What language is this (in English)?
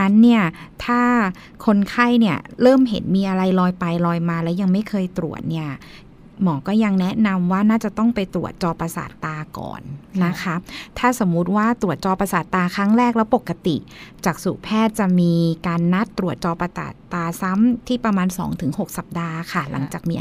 Thai